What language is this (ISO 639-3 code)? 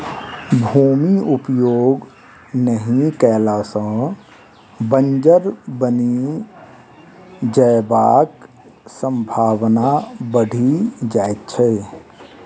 mai